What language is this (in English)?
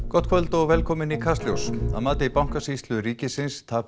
Icelandic